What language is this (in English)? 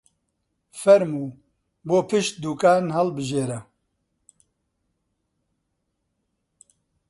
Central Kurdish